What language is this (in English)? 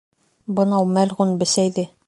Bashkir